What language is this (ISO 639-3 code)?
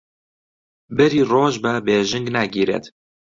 ckb